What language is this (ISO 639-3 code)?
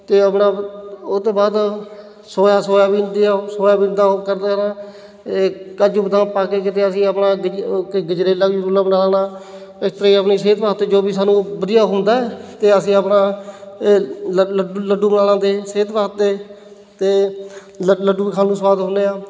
pan